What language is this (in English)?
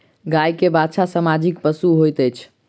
Maithili